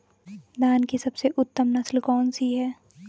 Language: Hindi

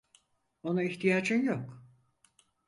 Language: Turkish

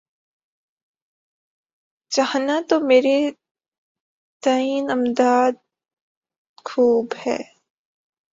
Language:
Urdu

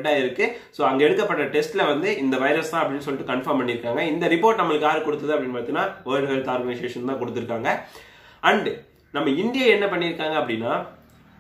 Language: Turkish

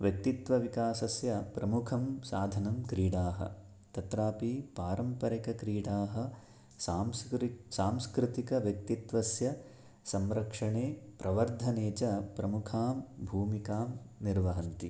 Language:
Sanskrit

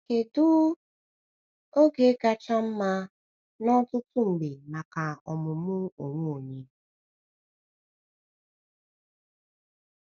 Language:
Igbo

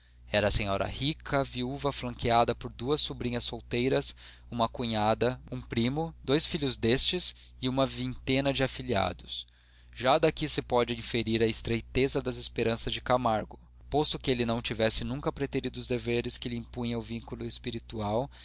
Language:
Portuguese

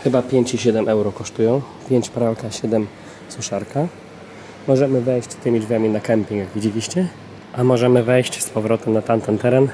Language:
Polish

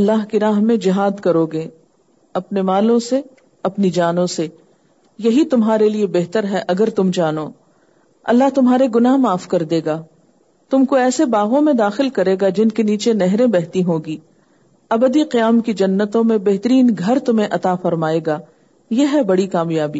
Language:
Urdu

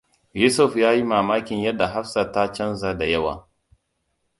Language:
Hausa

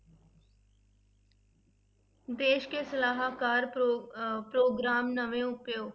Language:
Punjabi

